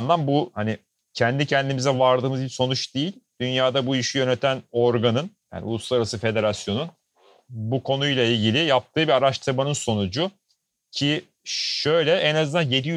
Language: Turkish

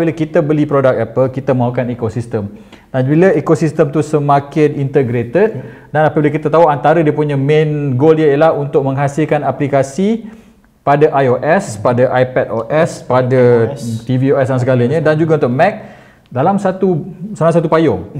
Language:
Malay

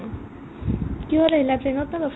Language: Assamese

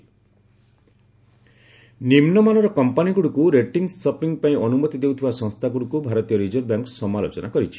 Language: Odia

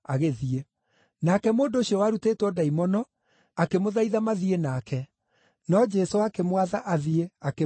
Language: Kikuyu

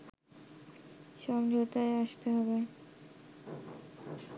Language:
Bangla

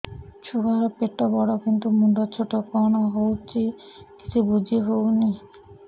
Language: Odia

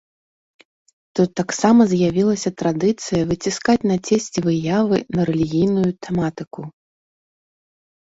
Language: Belarusian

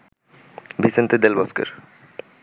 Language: Bangla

